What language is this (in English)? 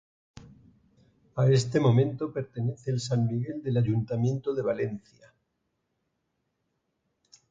Spanish